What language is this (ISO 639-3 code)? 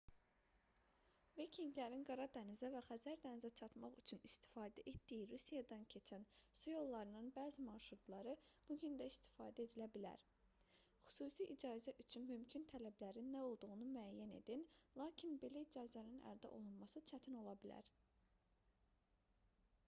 aze